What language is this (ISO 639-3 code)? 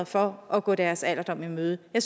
dan